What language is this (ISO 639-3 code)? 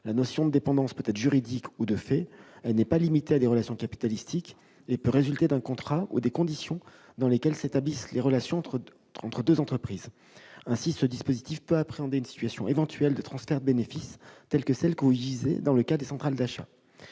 fra